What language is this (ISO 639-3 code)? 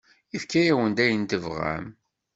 kab